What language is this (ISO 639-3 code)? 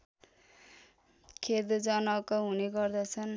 nep